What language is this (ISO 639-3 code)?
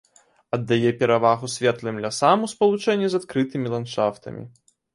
bel